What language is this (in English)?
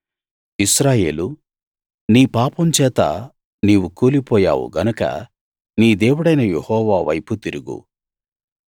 Telugu